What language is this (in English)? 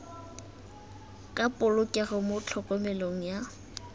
Tswana